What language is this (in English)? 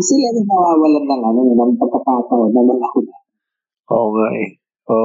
Filipino